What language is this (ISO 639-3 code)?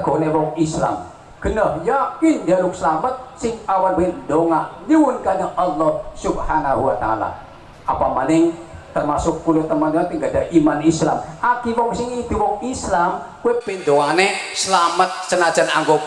ind